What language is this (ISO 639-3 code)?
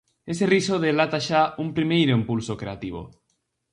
glg